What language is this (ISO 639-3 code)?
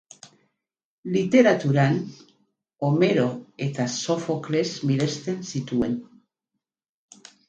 eus